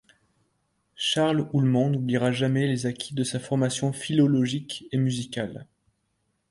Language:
French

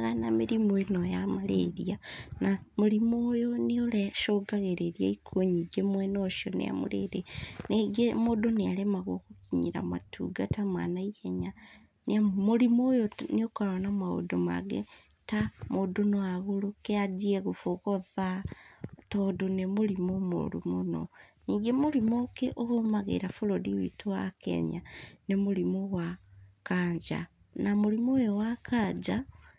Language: Kikuyu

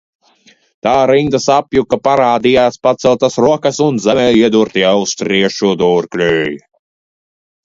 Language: Latvian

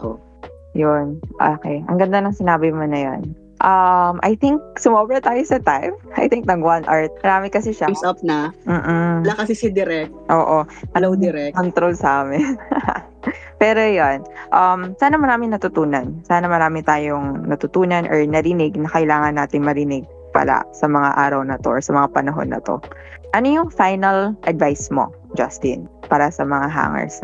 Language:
Filipino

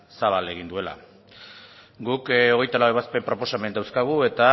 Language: Basque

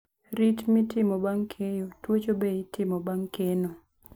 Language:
Luo (Kenya and Tanzania)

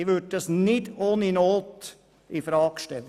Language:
Swiss German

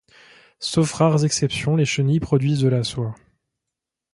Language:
French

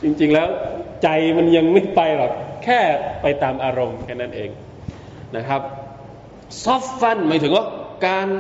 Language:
Thai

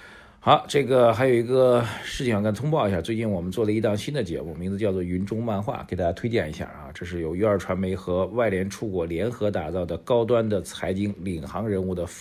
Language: Chinese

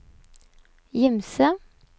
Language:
Norwegian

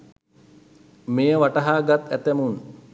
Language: Sinhala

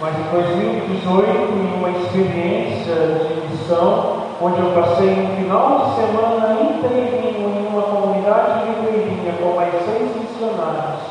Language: Portuguese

